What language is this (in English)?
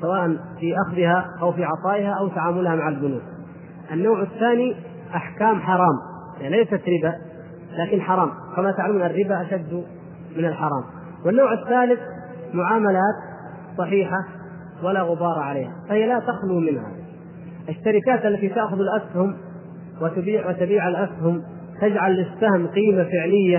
Arabic